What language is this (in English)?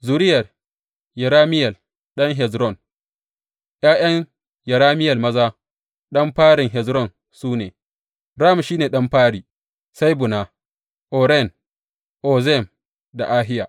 Hausa